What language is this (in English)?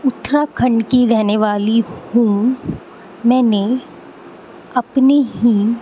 Urdu